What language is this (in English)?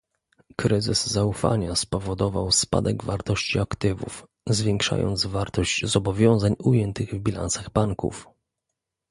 Polish